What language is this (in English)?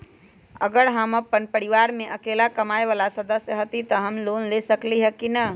Magahi